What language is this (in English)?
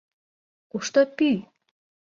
Mari